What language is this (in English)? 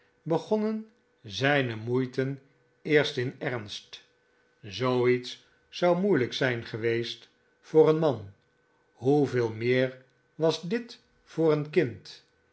Dutch